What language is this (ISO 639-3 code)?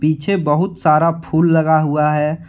hin